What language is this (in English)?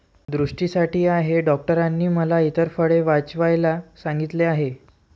Marathi